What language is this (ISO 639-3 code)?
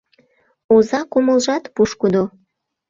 chm